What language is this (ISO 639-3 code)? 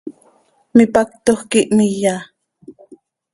sei